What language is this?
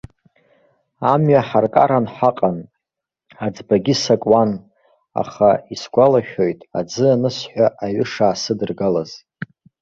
Abkhazian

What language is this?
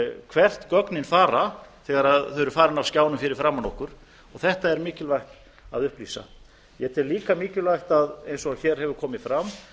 Icelandic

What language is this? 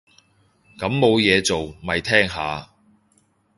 Cantonese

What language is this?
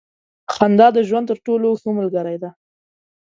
Pashto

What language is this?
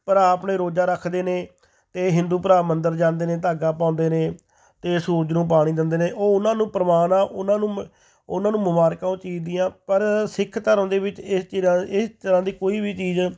Punjabi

